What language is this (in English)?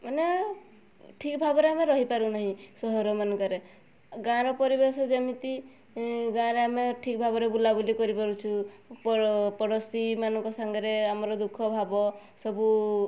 Odia